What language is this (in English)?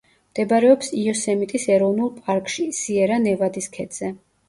Georgian